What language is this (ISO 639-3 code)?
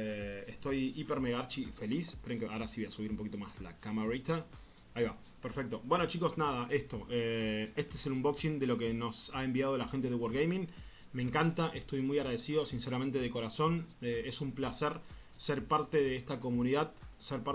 spa